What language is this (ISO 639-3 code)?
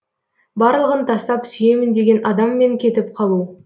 kaz